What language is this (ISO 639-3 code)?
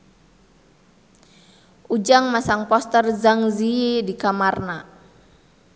sun